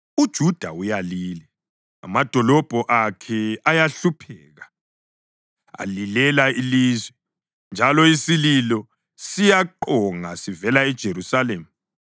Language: North Ndebele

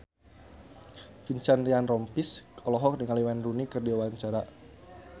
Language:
Sundanese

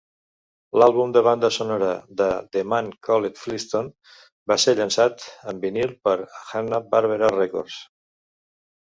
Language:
Catalan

